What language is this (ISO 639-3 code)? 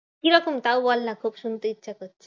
ben